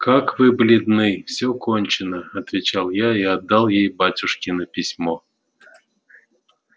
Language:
Russian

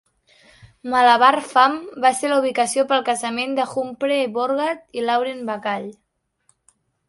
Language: Catalan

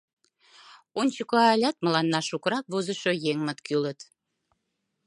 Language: Mari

